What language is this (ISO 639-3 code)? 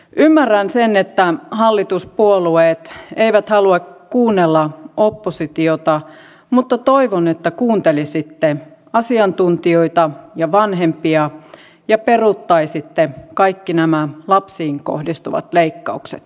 fin